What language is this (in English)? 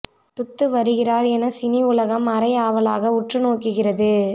Tamil